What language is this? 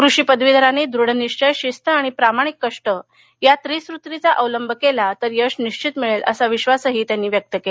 Marathi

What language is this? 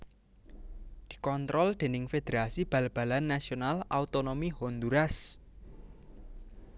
Javanese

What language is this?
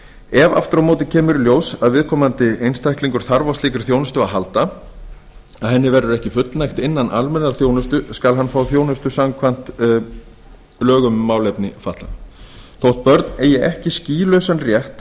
Icelandic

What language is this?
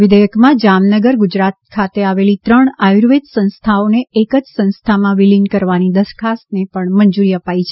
Gujarati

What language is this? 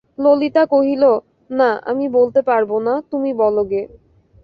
Bangla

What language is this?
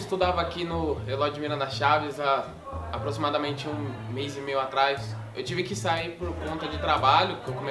Portuguese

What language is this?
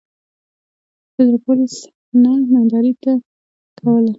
Pashto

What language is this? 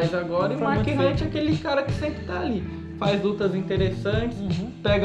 Portuguese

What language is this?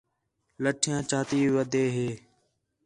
Khetrani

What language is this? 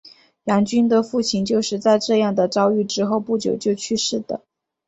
Chinese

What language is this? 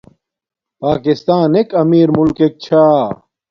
Domaaki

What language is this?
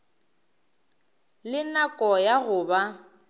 Northern Sotho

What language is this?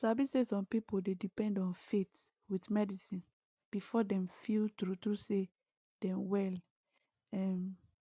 Nigerian Pidgin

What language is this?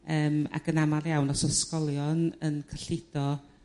Welsh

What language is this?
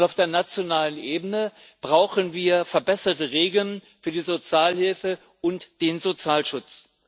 German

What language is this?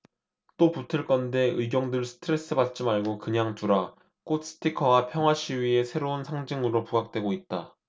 Korean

